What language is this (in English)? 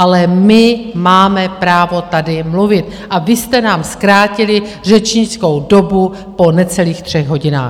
Czech